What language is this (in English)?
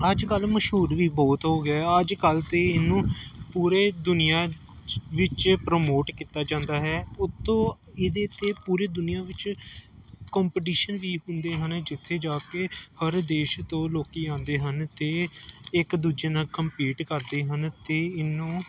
Punjabi